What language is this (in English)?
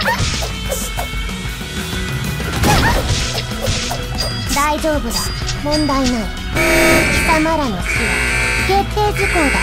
Japanese